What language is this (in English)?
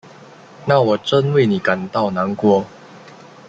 Chinese